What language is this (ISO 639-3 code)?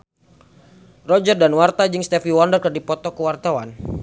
sun